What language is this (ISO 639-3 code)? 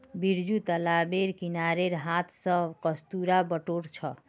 mag